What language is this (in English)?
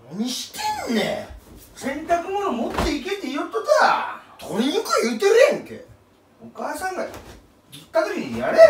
Japanese